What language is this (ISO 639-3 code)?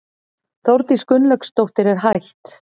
isl